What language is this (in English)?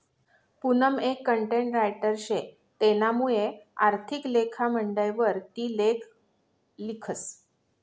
Marathi